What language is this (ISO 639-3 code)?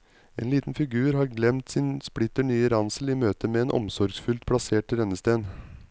nor